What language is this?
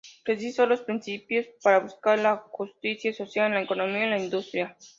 Spanish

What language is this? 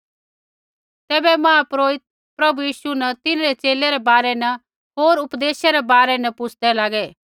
Kullu Pahari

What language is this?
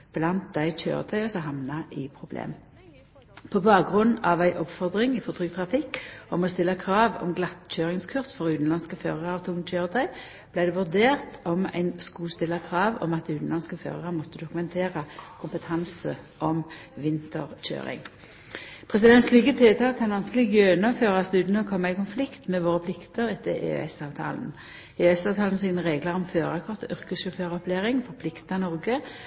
Norwegian Nynorsk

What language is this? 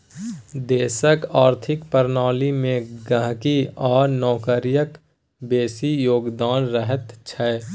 Maithili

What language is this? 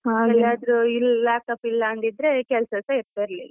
Kannada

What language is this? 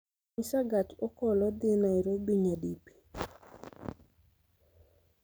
Luo (Kenya and Tanzania)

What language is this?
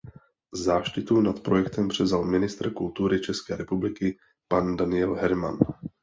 Czech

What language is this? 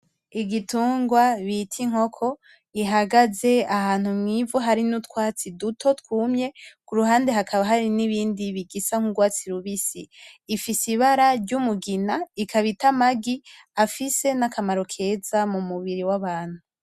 Rundi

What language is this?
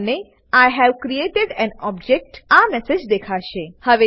Gujarati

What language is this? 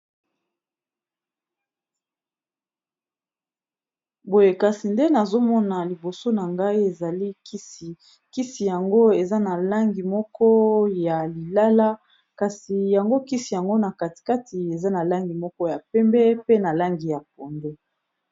Lingala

